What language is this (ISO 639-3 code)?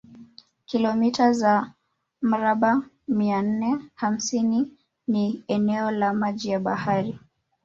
swa